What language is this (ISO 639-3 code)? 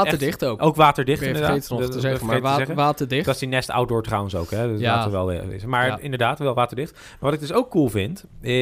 nld